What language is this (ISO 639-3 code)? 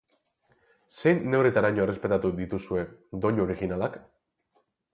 eus